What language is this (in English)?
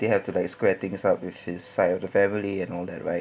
English